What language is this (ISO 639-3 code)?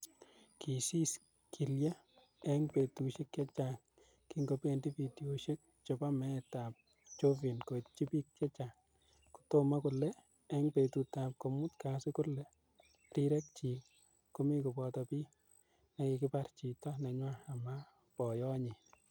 kln